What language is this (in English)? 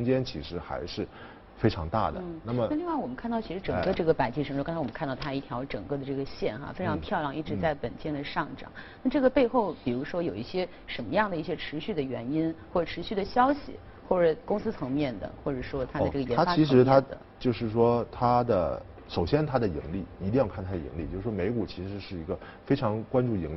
Chinese